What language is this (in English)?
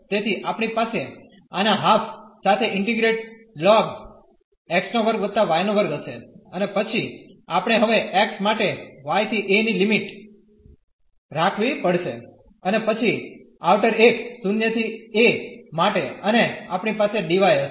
Gujarati